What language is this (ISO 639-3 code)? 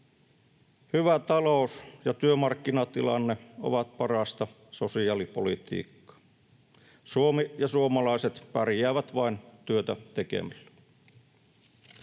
fin